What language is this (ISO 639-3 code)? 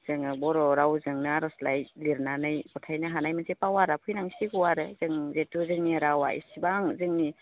brx